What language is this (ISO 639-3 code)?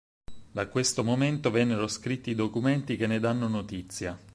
ita